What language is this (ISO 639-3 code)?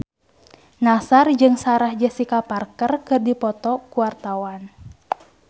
sun